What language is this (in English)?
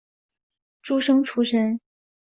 Chinese